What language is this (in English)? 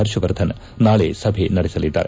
Kannada